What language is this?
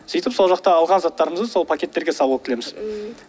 Kazakh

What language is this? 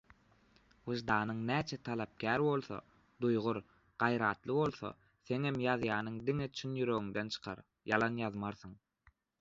Turkmen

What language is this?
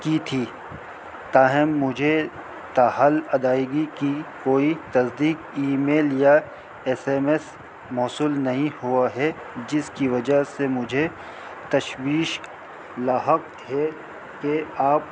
Urdu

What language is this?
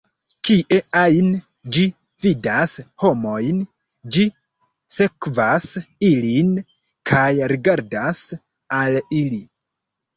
Esperanto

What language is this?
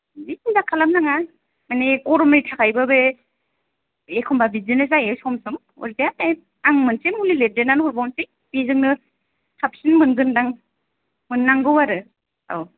Bodo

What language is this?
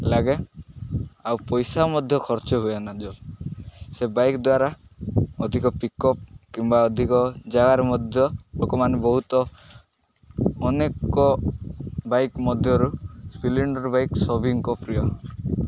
Odia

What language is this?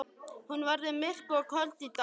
Icelandic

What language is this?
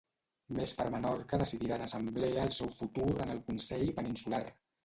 Catalan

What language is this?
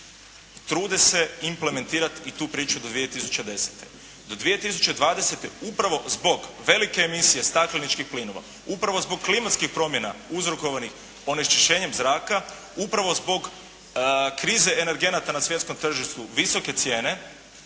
Croatian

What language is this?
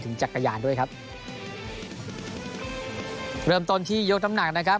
Thai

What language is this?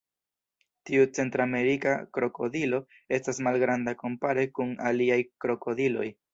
Esperanto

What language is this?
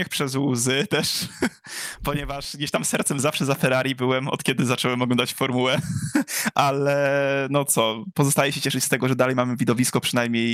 Polish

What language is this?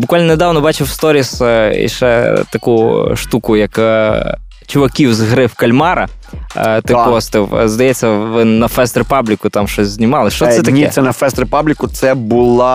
Ukrainian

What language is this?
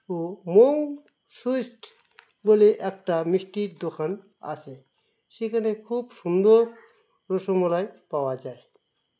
Bangla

